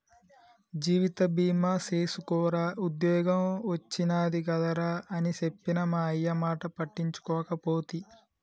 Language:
Telugu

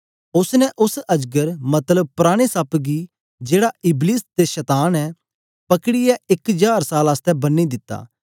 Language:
Dogri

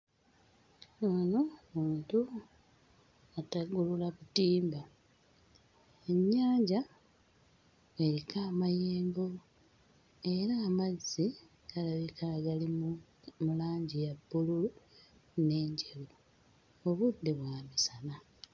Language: Ganda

